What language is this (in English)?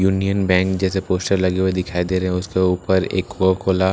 Hindi